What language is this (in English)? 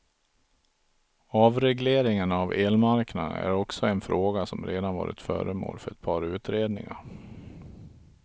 Swedish